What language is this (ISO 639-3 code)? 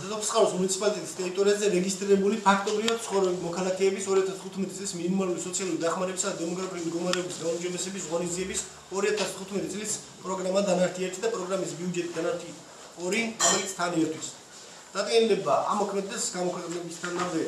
kor